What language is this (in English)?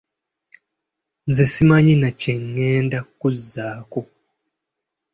Ganda